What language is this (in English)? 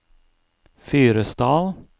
Norwegian